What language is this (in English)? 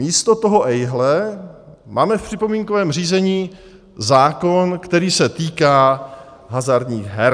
Czech